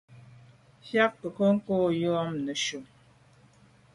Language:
Medumba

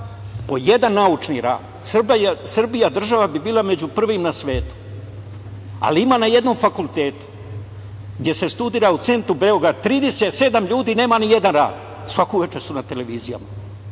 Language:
Serbian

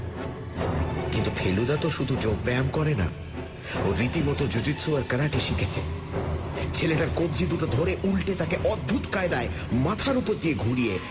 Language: Bangla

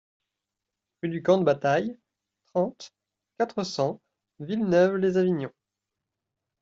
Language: French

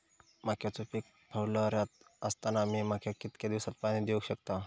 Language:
Marathi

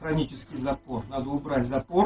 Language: Russian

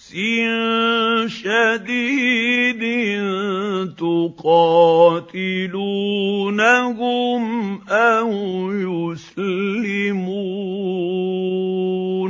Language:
Arabic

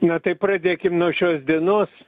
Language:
Lithuanian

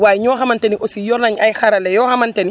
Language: Wolof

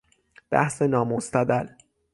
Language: Persian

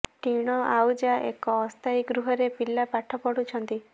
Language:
Odia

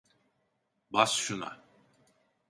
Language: Turkish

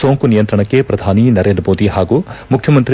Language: Kannada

